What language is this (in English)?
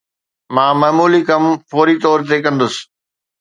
Sindhi